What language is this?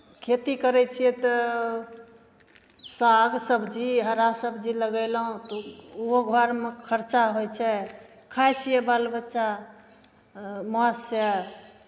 Maithili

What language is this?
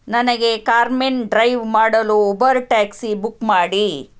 Kannada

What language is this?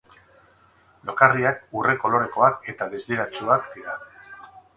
Basque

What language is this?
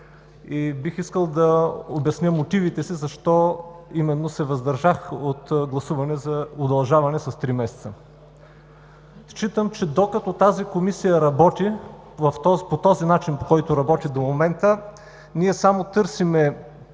Bulgarian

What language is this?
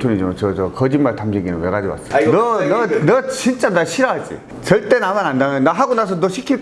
Korean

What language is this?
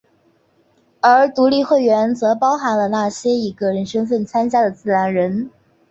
Chinese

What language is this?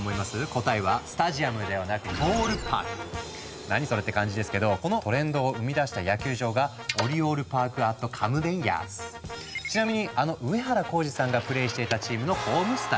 Japanese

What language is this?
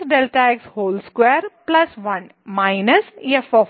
Malayalam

